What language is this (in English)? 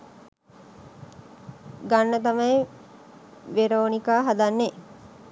Sinhala